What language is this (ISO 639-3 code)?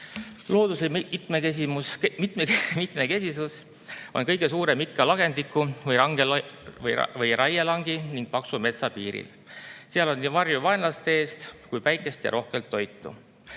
est